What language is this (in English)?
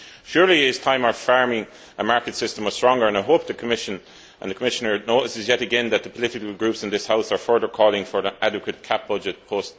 English